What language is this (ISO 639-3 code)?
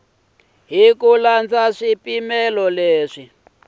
tso